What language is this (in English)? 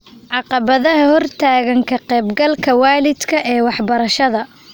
Somali